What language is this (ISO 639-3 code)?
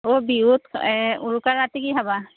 asm